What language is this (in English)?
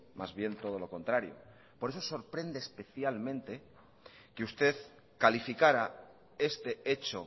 Spanish